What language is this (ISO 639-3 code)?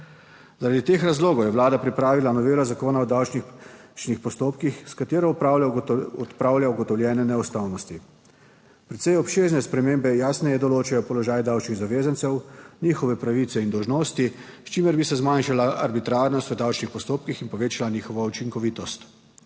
slv